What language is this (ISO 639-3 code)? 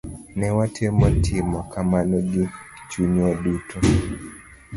luo